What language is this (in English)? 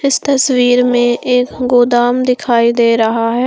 Hindi